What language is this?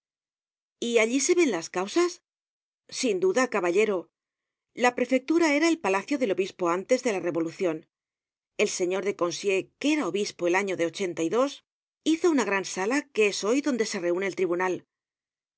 Spanish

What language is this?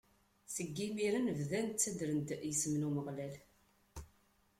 Kabyle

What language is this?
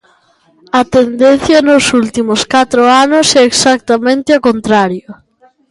Galician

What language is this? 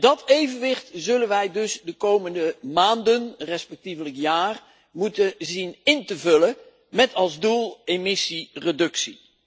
Dutch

